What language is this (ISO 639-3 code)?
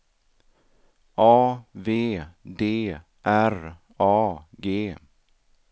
swe